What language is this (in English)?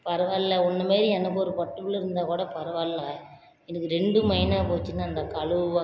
Tamil